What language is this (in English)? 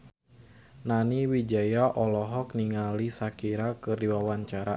Sundanese